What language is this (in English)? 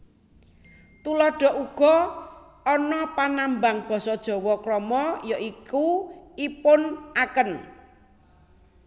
Javanese